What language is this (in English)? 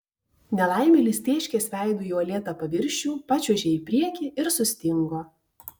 Lithuanian